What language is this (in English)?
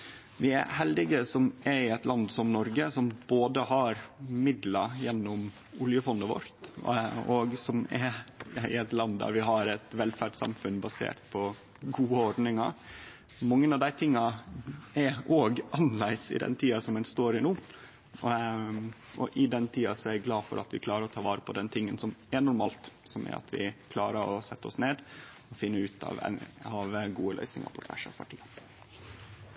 Norwegian